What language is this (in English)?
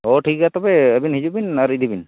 Santali